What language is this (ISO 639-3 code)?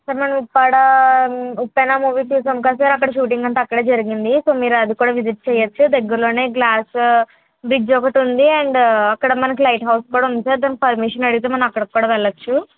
tel